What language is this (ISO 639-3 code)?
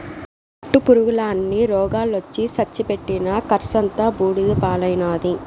tel